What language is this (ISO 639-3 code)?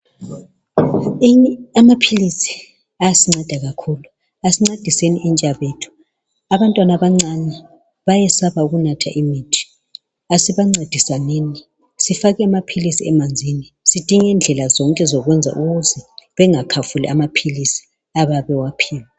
nde